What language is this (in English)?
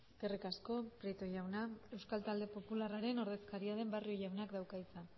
Basque